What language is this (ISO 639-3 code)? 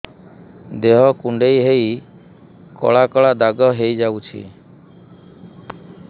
ori